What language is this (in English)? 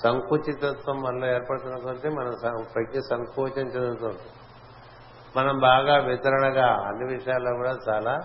Telugu